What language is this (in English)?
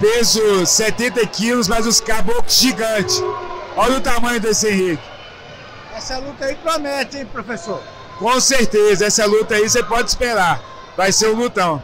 Portuguese